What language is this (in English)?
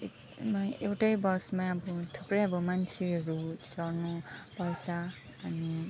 Nepali